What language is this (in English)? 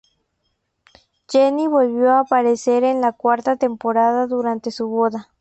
Spanish